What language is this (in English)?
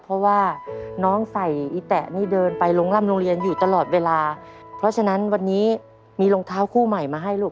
Thai